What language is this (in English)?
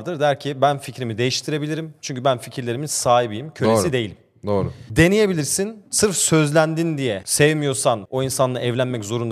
Turkish